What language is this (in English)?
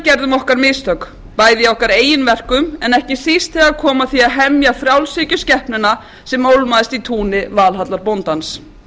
Icelandic